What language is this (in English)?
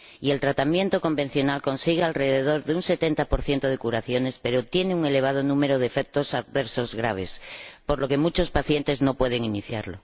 Spanish